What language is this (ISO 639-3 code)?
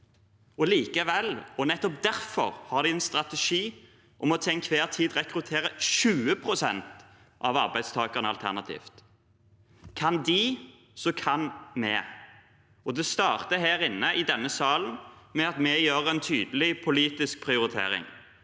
nor